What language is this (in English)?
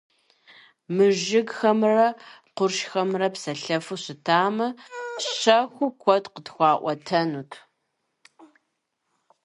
Kabardian